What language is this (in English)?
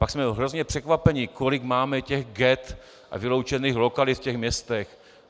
Czech